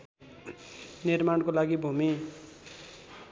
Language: Nepali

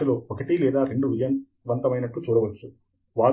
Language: Telugu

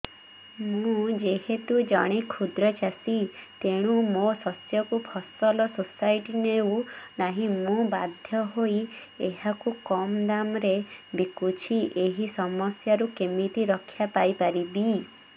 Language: Odia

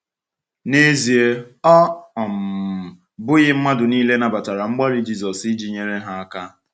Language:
Igbo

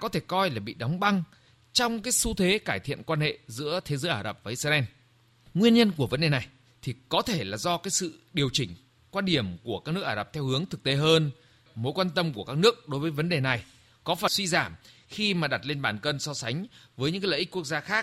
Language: Vietnamese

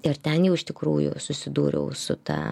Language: Lithuanian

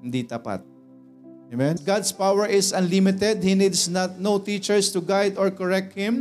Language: Filipino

